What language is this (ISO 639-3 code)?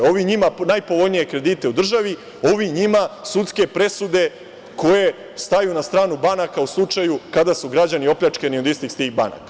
srp